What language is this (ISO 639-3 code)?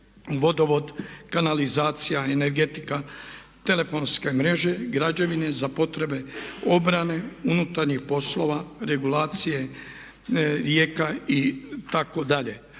hrv